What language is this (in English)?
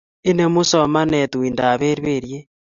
Kalenjin